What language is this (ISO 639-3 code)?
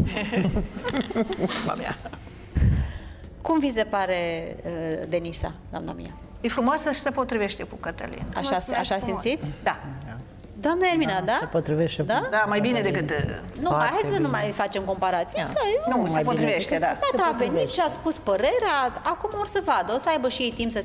ron